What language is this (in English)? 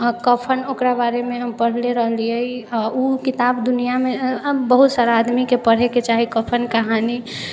Maithili